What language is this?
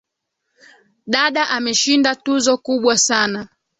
Swahili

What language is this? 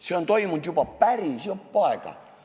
Estonian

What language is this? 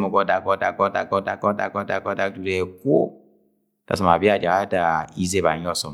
Agwagwune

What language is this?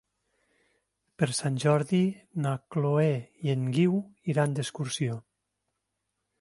Catalan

